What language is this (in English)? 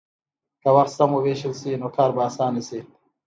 Pashto